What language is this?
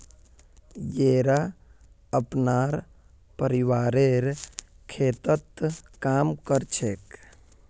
Magahi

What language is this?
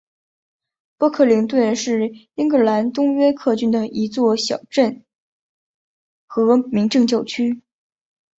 Chinese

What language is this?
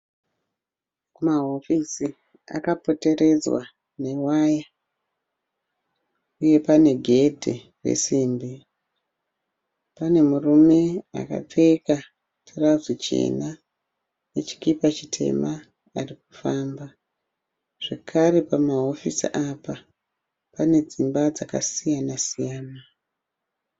Shona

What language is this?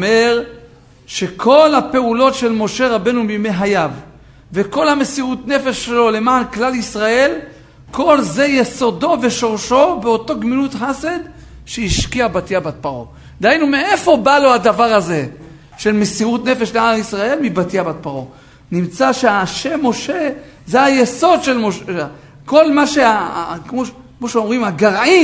Hebrew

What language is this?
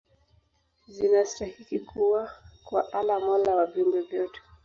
Swahili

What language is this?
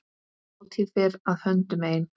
Icelandic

